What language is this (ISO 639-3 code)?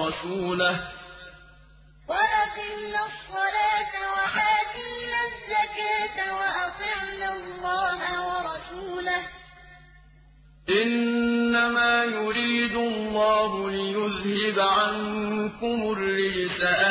ara